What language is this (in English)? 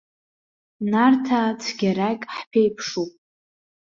Abkhazian